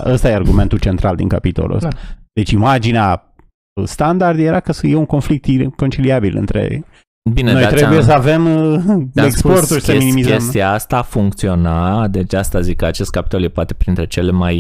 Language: Romanian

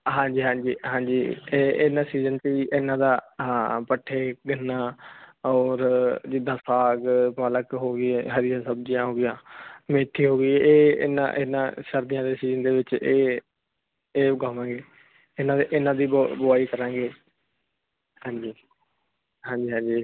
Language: Punjabi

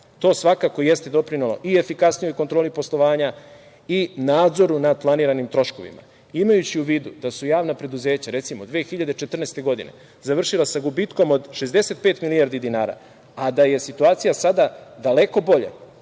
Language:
Serbian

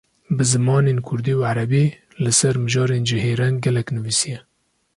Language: Kurdish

